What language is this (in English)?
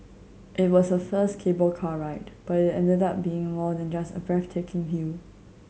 English